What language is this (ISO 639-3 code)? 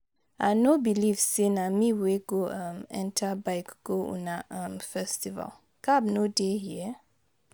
pcm